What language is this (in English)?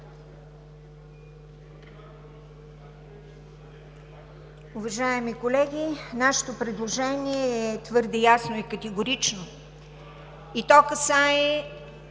Bulgarian